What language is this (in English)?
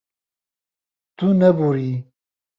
Kurdish